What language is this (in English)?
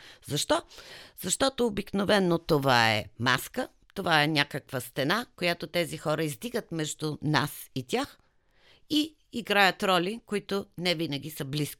Bulgarian